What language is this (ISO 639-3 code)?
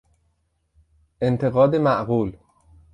fas